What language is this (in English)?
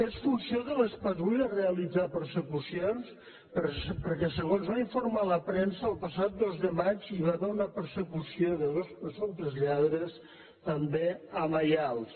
Catalan